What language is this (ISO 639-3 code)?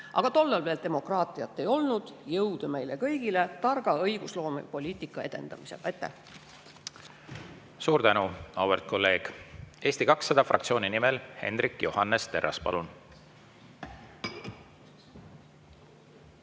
est